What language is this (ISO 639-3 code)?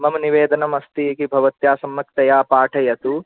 san